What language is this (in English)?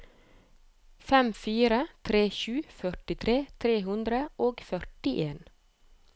Norwegian